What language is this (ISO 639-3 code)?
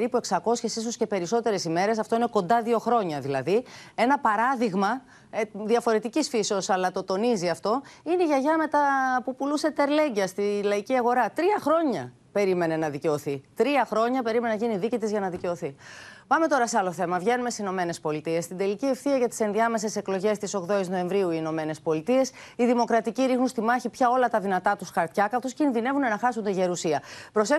ell